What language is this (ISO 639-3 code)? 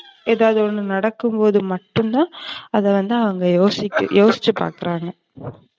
tam